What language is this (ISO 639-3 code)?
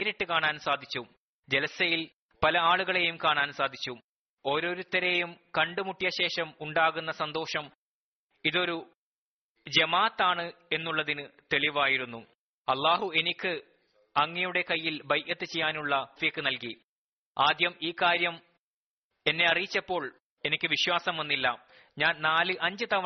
mal